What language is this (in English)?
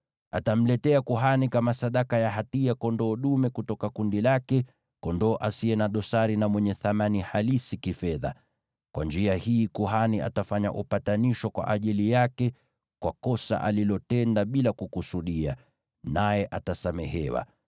Swahili